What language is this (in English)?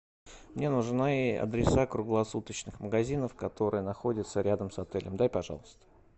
Russian